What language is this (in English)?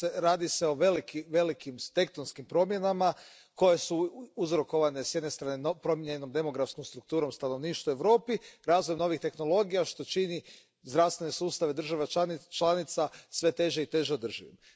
Croatian